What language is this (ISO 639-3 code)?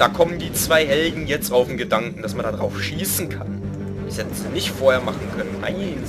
deu